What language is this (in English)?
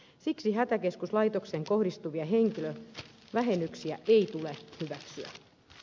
Finnish